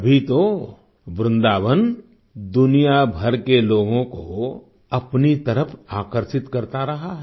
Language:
Hindi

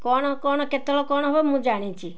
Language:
Odia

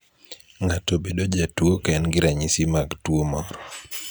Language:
Luo (Kenya and Tanzania)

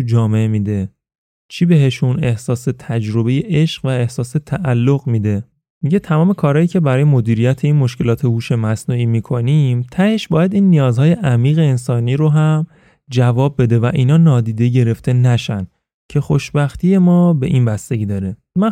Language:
Persian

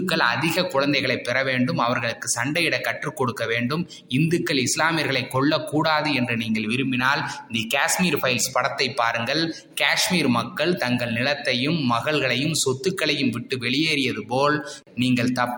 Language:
Tamil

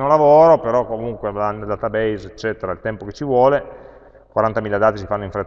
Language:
Italian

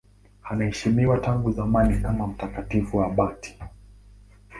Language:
Swahili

